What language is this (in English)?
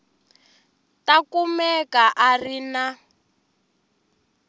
Tsonga